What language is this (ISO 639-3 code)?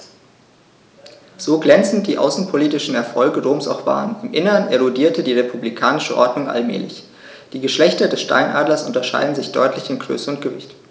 deu